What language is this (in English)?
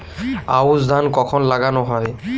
Bangla